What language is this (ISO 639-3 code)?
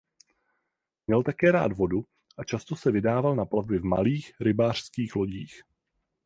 ces